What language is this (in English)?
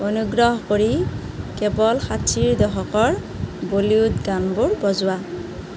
Assamese